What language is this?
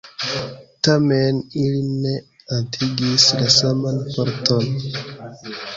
Esperanto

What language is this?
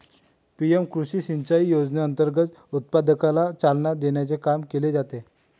Marathi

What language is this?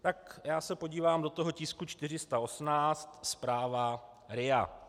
Czech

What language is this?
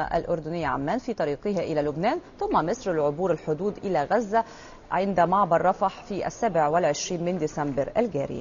Arabic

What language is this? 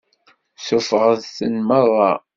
Kabyle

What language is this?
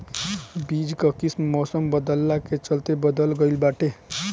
Bhojpuri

